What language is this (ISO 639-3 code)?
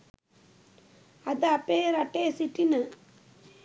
sin